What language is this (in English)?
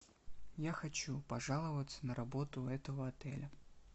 Russian